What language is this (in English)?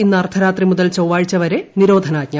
Malayalam